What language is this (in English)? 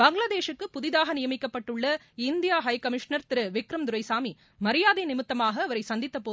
Tamil